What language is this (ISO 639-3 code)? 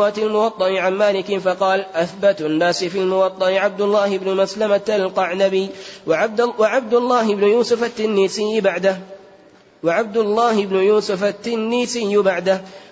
ara